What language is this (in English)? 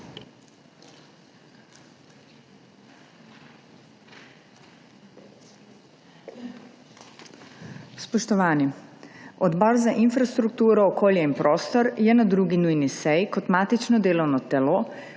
Slovenian